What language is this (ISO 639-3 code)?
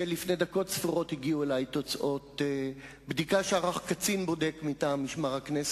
heb